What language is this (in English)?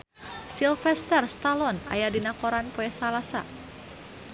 Sundanese